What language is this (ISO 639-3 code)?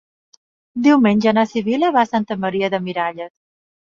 cat